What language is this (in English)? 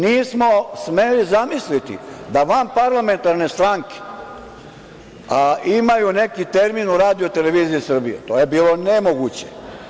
Serbian